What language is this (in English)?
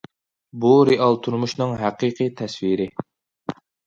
Uyghur